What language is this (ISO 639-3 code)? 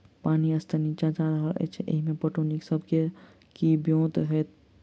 mai